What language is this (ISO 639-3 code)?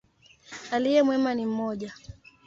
swa